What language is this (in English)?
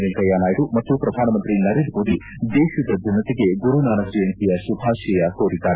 Kannada